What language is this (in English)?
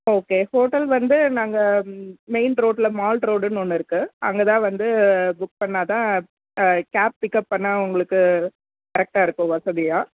Tamil